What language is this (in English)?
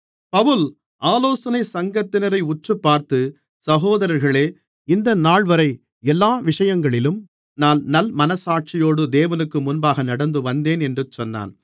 Tamil